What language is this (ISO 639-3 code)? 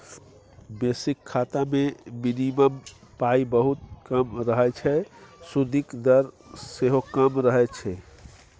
mai